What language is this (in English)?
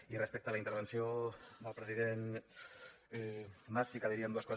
Catalan